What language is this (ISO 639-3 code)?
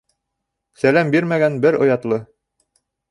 bak